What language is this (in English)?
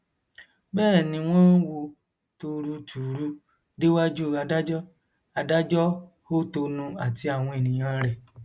Yoruba